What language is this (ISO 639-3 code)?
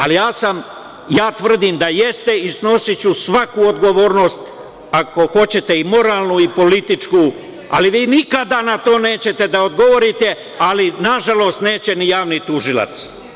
srp